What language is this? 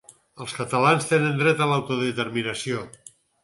Catalan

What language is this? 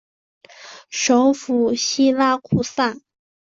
Chinese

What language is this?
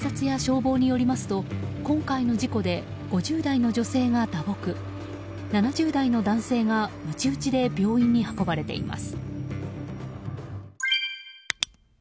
Japanese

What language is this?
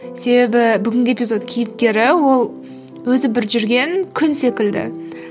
Kazakh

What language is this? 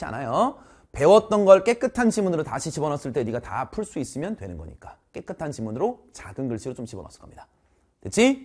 Korean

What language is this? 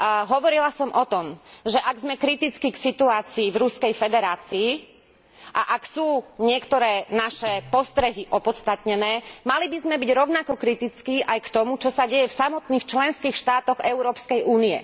Slovak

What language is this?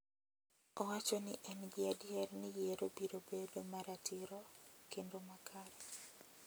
Luo (Kenya and Tanzania)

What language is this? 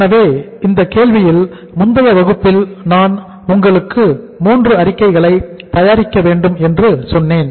Tamil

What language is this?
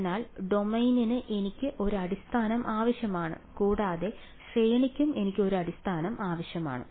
Malayalam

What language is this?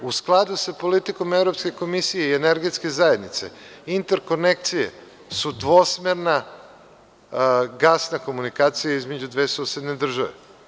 Serbian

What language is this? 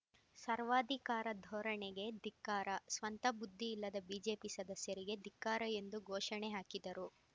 Kannada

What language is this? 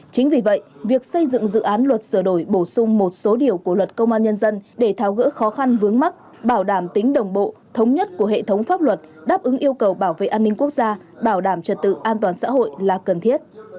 Vietnamese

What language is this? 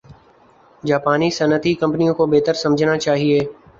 Urdu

